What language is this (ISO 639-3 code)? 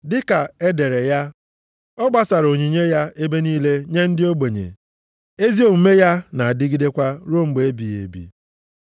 ibo